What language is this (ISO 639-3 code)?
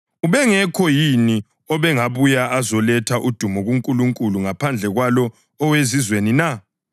nde